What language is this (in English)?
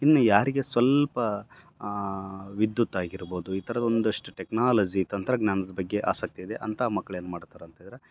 Kannada